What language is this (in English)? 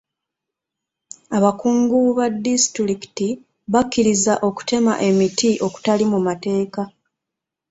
Ganda